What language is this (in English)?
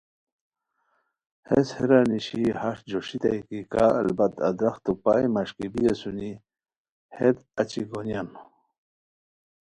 Khowar